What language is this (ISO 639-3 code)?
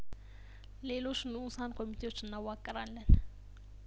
amh